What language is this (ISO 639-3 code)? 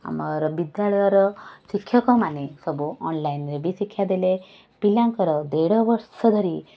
ori